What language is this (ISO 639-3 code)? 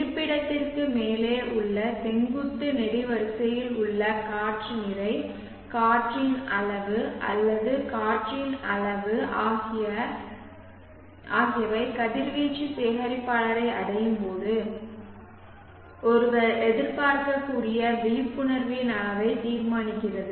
tam